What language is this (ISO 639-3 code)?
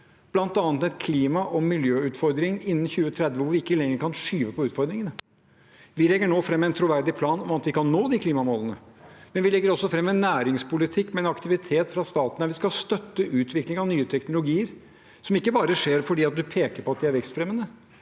nor